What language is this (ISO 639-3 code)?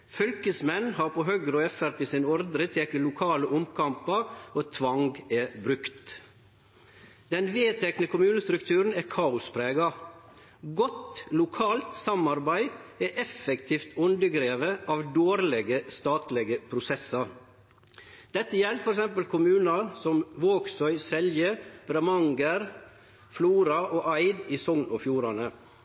nno